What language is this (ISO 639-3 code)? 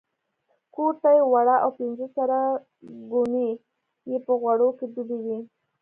pus